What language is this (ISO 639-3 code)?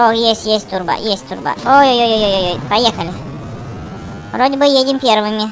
rus